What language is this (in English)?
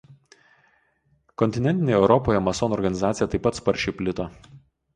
Lithuanian